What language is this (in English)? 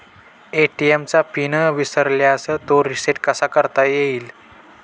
Marathi